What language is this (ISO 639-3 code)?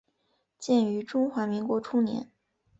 zho